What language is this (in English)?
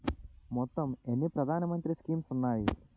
Telugu